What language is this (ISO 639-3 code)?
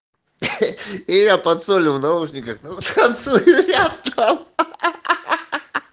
rus